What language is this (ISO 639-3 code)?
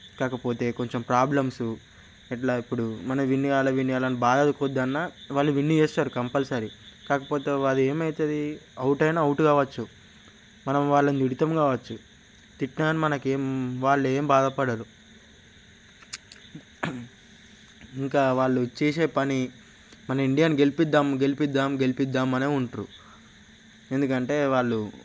tel